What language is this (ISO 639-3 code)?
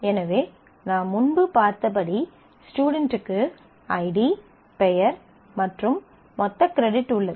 tam